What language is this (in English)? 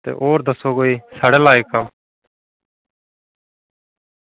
Dogri